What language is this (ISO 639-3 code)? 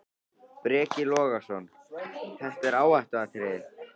isl